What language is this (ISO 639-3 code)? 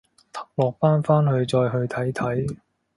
yue